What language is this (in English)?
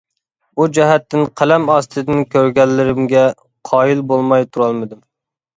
Uyghur